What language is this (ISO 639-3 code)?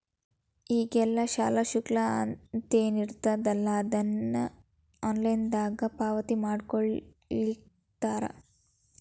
kan